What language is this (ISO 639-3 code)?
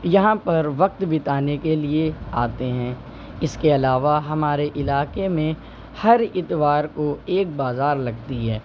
urd